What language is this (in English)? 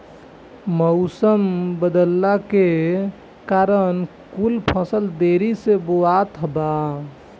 Bhojpuri